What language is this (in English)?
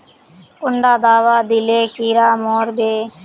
Magahi